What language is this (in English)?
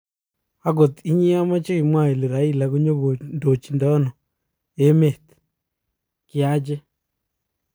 Kalenjin